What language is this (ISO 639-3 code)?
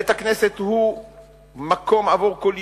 heb